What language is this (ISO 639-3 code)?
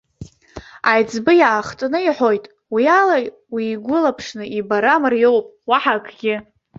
abk